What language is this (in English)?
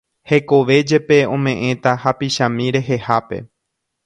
Guarani